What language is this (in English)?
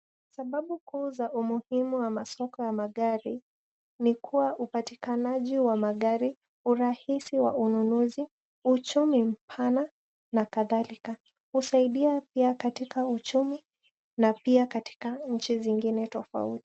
Swahili